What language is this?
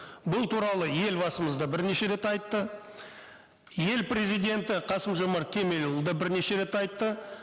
Kazakh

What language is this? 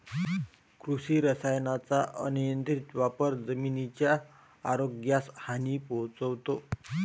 Marathi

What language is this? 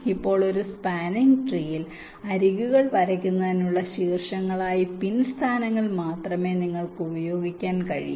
Malayalam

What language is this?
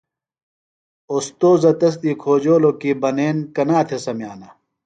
Phalura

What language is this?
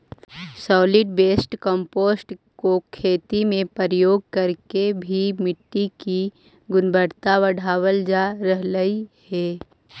Magahi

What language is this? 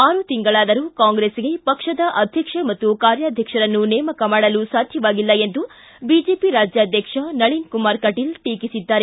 Kannada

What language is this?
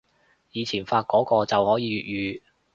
Cantonese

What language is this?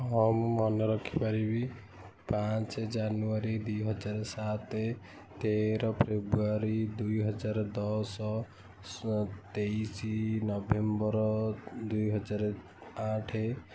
Odia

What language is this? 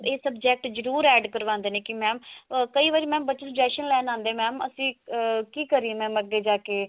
Punjabi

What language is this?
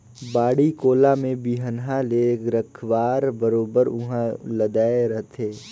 Chhattisgarhi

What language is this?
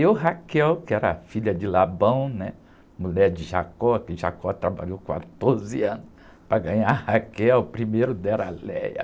Portuguese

